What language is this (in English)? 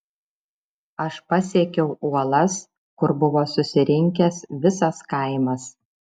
Lithuanian